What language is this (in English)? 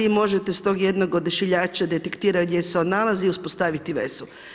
Croatian